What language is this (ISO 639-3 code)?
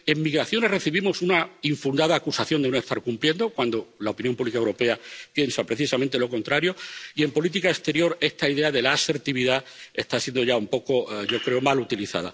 spa